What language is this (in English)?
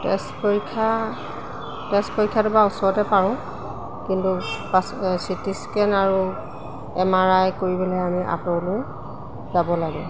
Assamese